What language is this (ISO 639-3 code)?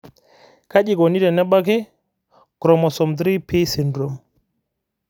mas